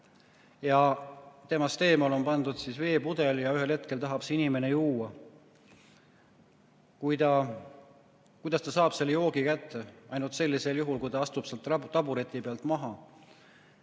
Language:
Estonian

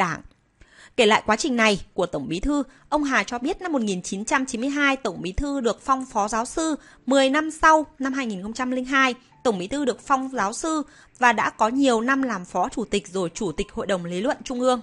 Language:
Vietnamese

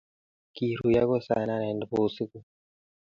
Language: Kalenjin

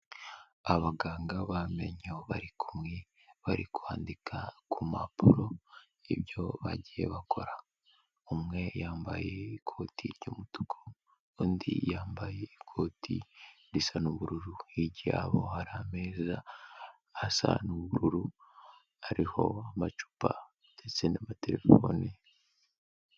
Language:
Kinyarwanda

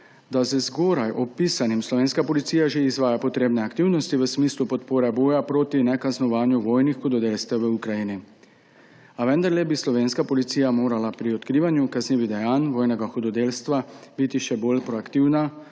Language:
Slovenian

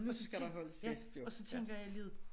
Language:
Danish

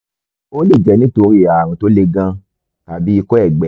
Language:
Yoruba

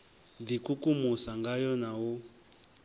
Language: Venda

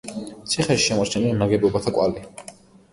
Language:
Georgian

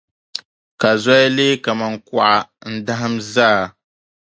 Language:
Dagbani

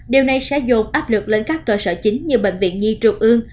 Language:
Vietnamese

